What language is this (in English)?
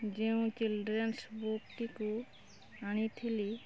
Odia